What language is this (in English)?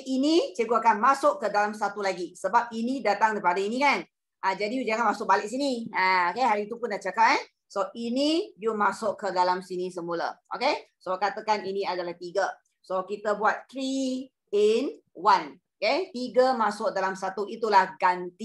Malay